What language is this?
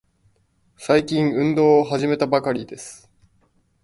Japanese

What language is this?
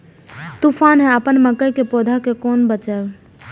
Maithili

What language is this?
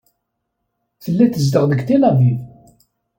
Kabyle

